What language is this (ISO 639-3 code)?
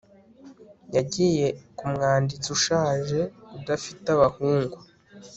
kin